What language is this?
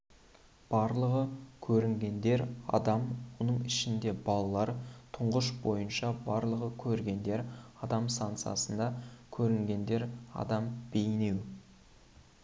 Kazakh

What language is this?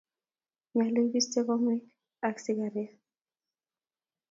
Kalenjin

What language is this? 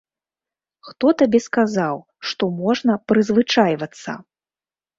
Belarusian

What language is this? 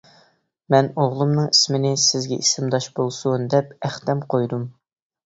Uyghur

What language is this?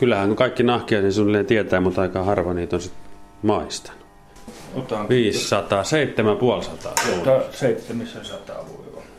Finnish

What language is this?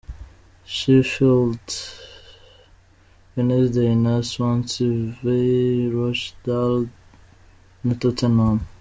Kinyarwanda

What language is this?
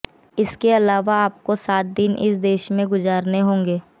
Hindi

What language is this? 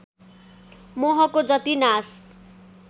Nepali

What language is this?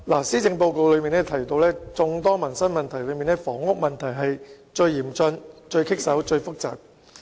Cantonese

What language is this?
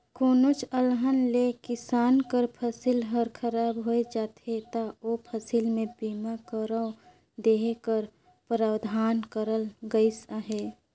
Chhattisgarhi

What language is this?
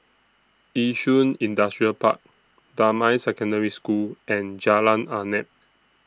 English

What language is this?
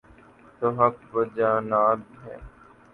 Urdu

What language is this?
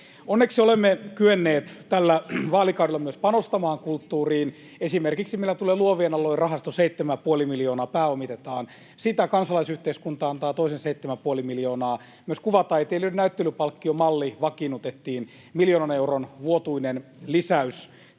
Finnish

